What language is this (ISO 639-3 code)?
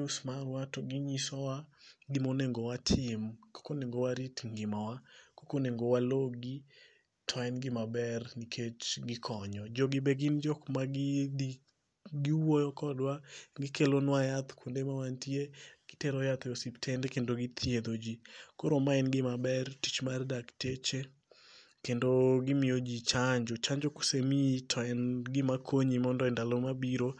luo